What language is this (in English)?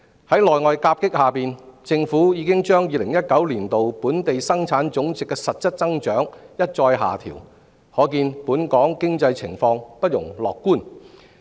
Cantonese